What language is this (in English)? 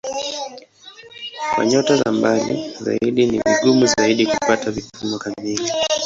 Swahili